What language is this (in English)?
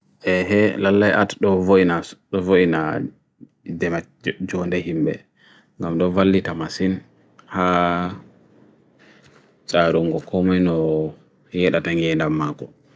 Bagirmi Fulfulde